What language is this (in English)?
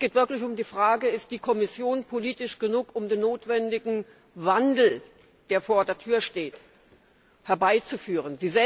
German